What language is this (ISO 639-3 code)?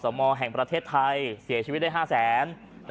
tha